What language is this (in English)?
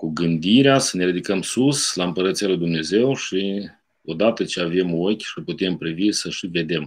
Romanian